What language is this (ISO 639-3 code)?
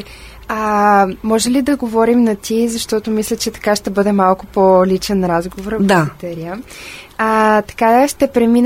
bul